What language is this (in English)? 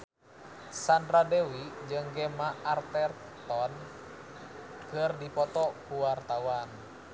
Sundanese